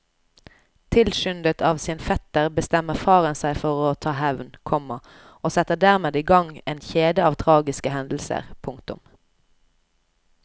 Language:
Norwegian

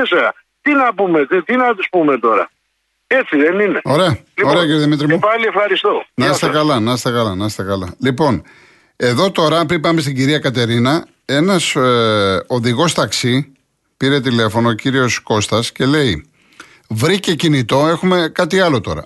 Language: Greek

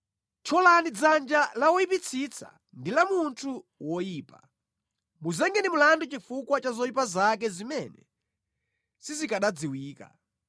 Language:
Nyanja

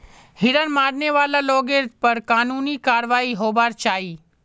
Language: Magahi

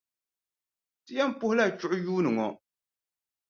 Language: Dagbani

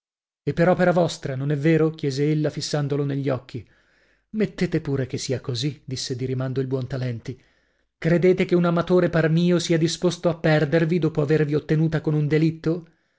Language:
Italian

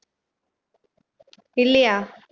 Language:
Tamil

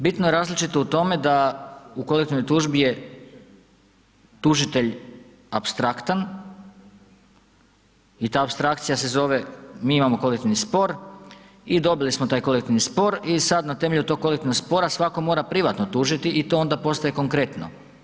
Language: Croatian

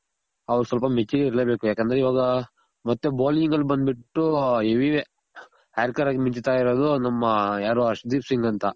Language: Kannada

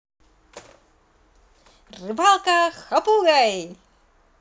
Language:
Russian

